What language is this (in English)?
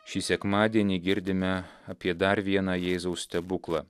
Lithuanian